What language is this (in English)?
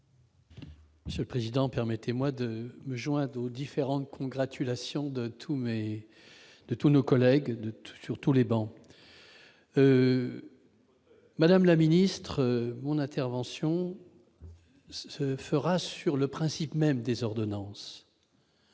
French